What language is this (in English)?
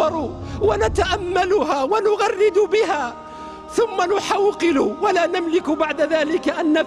Arabic